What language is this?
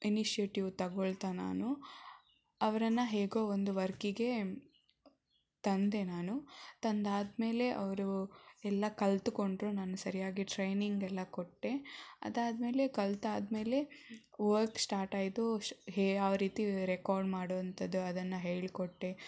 Kannada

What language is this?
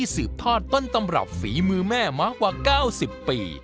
Thai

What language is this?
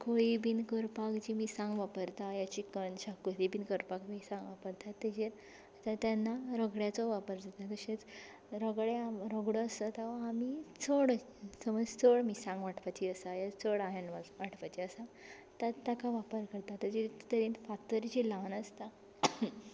Konkani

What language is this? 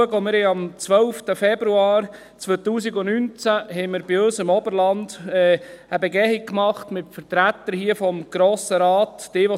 Swiss German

